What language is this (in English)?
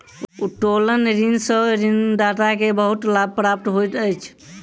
Maithili